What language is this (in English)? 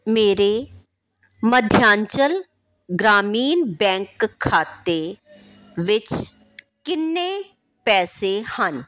Punjabi